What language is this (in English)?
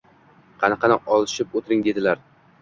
Uzbek